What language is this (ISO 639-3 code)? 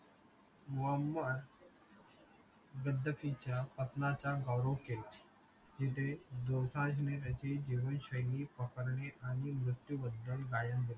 mar